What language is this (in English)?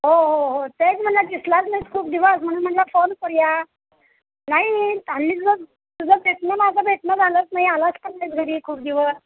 Marathi